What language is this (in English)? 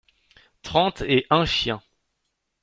French